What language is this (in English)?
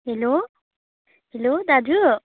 Nepali